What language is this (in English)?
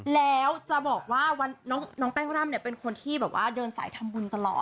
Thai